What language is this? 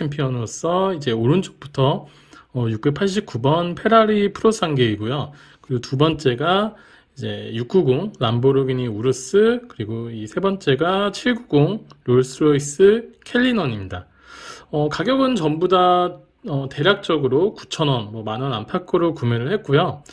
Korean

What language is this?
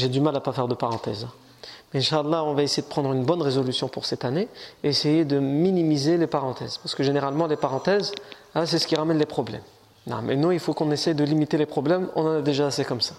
French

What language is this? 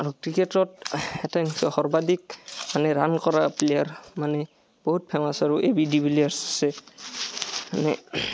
Assamese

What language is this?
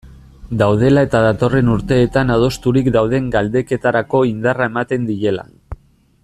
Basque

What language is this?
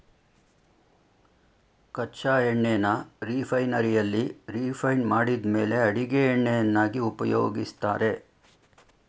Kannada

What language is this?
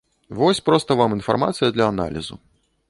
Belarusian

